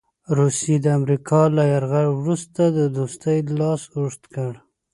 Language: Pashto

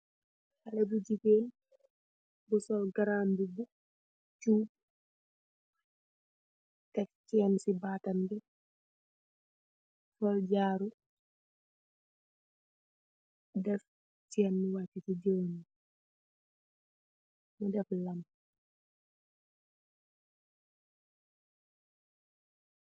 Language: Wolof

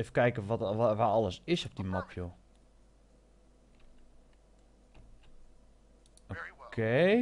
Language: Dutch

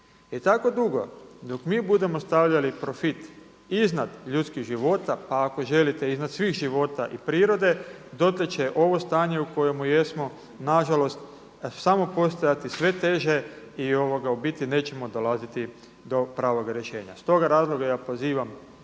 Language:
Croatian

